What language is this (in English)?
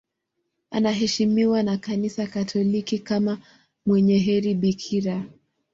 Swahili